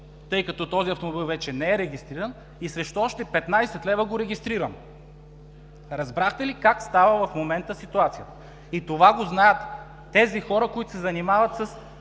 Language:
Bulgarian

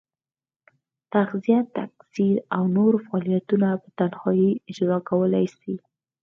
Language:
Pashto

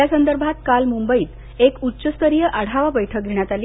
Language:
Marathi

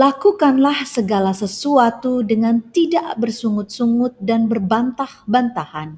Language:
Indonesian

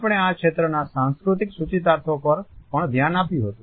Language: Gujarati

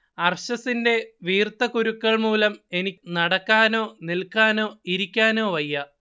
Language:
Malayalam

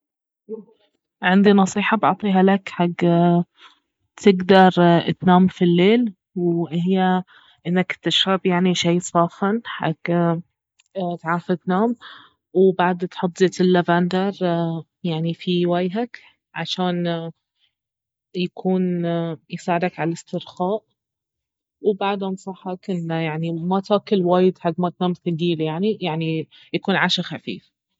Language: Baharna Arabic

